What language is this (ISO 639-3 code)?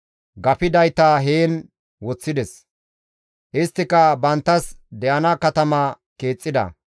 gmv